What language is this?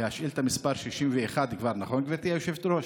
Hebrew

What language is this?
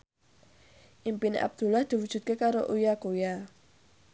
Javanese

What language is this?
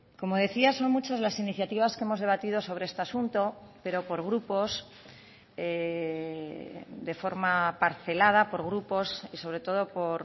Spanish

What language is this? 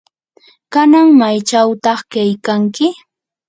Yanahuanca Pasco Quechua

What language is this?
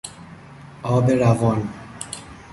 Persian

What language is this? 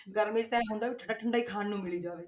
Punjabi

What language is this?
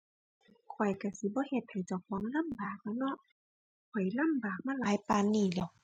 Thai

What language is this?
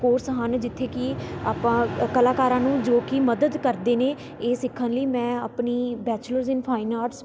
Punjabi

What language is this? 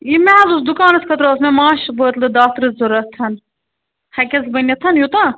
Kashmiri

